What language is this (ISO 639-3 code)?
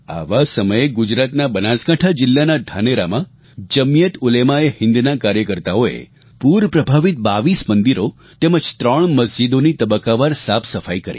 guj